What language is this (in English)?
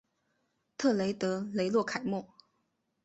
Chinese